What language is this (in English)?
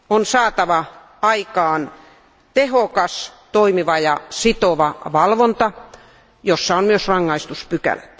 Finnish